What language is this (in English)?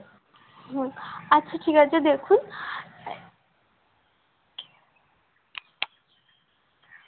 Bangla